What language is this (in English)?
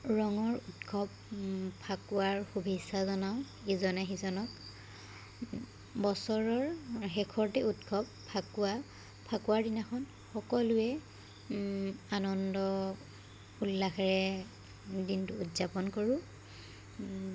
Assamese